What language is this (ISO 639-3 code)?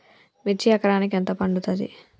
tel